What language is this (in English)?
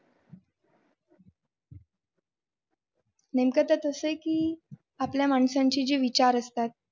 Marathi